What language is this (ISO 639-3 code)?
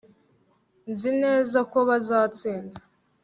kin